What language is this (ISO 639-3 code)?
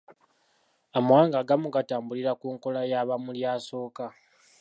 lug